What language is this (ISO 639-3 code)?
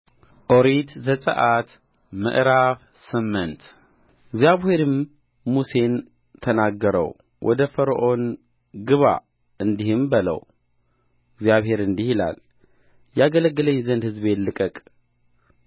amh